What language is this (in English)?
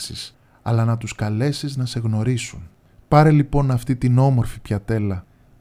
Greek